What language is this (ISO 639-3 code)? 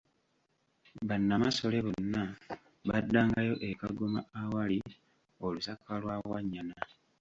lug